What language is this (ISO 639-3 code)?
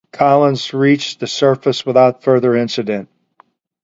eng